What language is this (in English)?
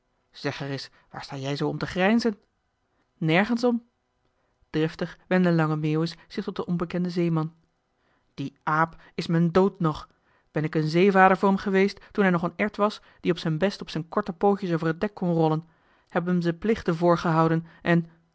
Dutch